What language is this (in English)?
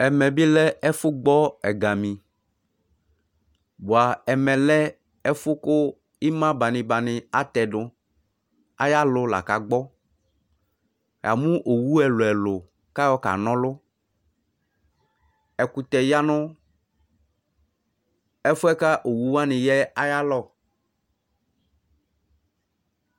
Ikposo